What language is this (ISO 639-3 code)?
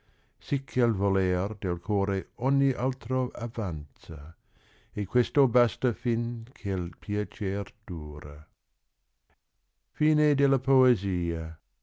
ita